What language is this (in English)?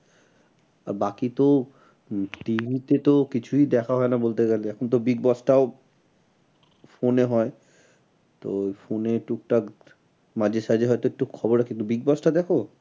Bangla